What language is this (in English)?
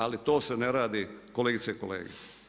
Croatian